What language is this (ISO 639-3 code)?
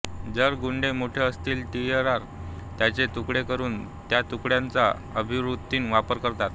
mar